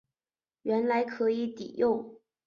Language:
Chinese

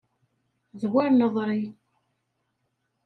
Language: Kabyle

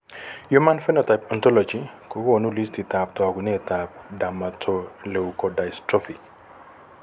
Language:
Kalenjin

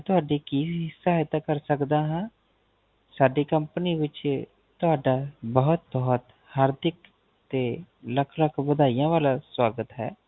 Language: Punjabi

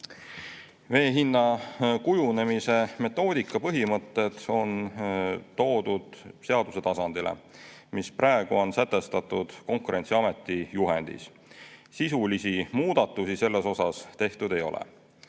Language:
Estonian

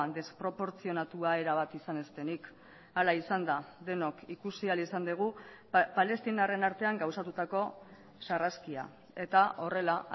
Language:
Basque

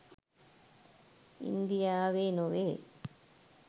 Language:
Sinhala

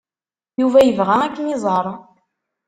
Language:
Kabyle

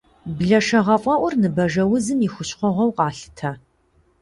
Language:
Kabardian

